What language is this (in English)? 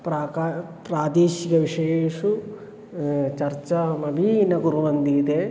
Sanskrit